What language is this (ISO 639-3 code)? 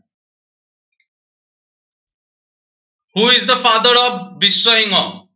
asm